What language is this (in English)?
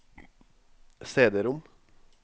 Norwegian